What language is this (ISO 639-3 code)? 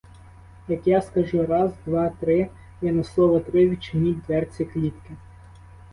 ukr